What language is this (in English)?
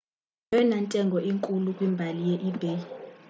Xhosa